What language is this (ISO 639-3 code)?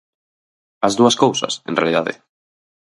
glg